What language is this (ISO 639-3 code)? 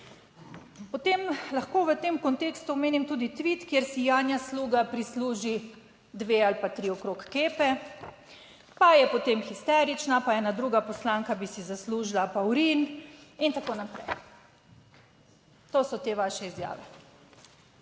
slv